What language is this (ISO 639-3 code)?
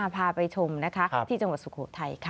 tha